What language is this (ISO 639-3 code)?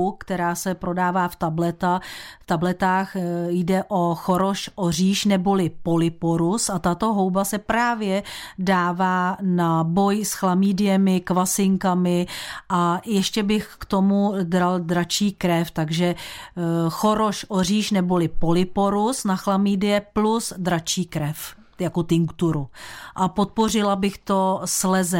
ces